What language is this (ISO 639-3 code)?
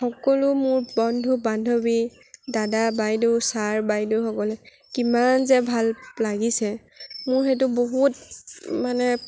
asm